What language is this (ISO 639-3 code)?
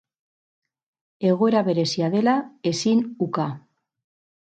eus